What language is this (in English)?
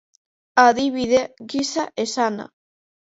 Basque